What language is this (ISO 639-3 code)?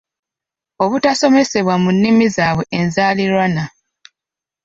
lug